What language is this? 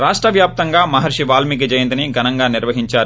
Telugu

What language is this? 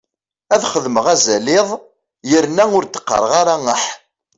Kabyle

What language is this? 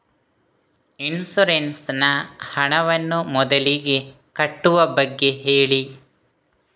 Kannada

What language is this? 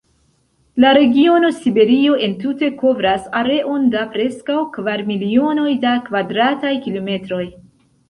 Esperanto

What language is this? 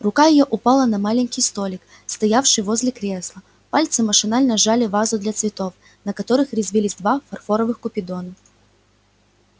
Russian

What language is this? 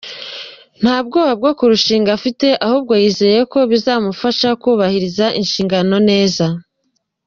Kinyarwanda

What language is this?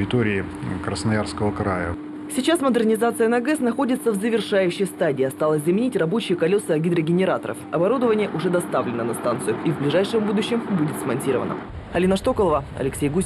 Russian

